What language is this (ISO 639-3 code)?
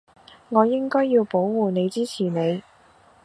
yue